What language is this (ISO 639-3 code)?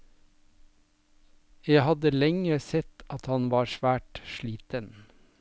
nor